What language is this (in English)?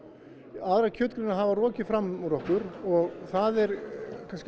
Icelandic